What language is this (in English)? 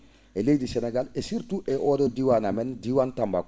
Fula